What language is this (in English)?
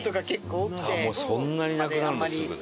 Japanese